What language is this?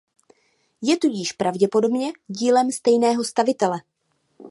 Czech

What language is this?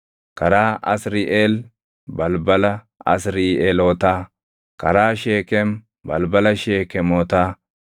Oromo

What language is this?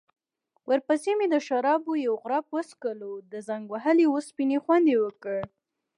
Pashto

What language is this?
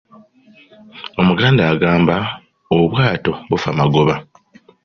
Ganda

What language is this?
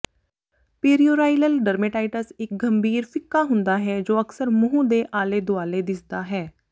Punjabi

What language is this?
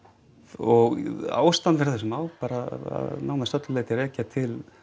Icelandic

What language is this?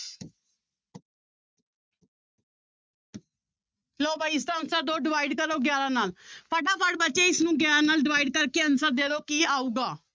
Punjabi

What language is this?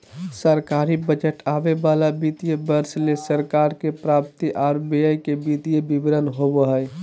Magahi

